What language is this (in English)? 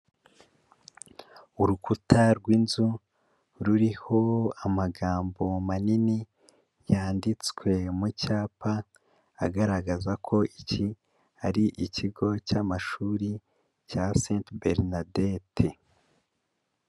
Kinyarwanda